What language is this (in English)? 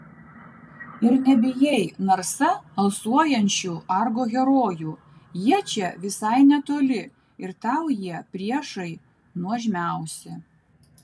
Lithuanian